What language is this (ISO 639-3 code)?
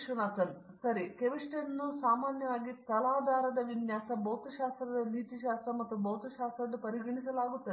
kan